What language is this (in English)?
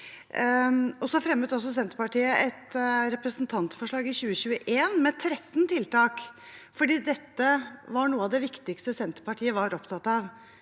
Norwegian